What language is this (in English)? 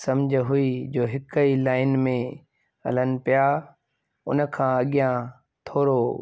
Sindhi